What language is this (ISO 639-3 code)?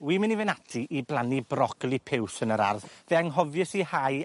cym